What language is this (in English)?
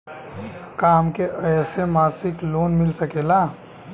Bhojpuri